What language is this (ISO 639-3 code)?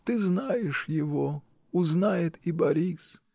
rus